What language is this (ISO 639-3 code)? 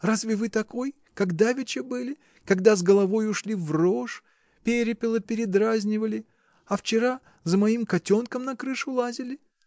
rus